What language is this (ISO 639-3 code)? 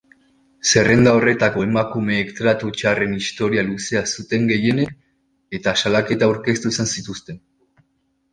eus